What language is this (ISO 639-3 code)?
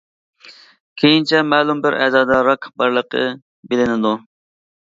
uig